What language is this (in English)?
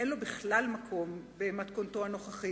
Hebrew